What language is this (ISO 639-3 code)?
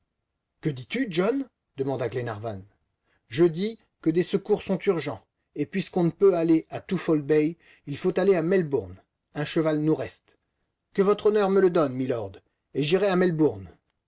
fra